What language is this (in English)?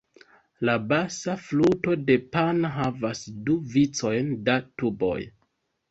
Esperanto